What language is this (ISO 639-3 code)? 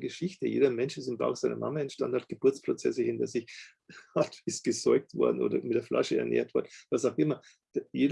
deu